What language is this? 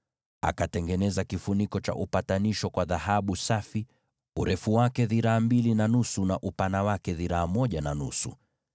Swahili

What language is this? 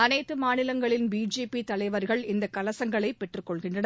Tamil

